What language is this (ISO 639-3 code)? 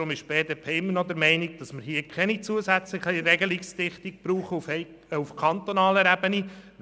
gsw